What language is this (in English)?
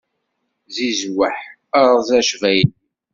Kabyle